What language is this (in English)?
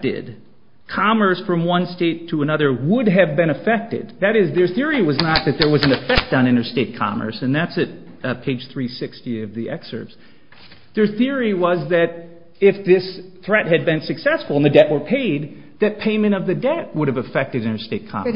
English